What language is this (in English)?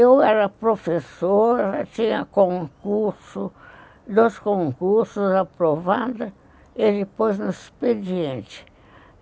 Portuguese